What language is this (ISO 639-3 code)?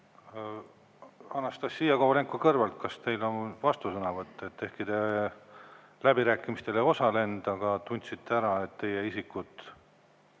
est